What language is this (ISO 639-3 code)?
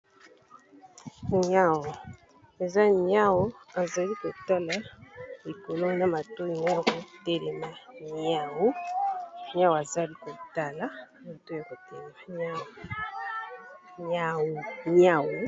lin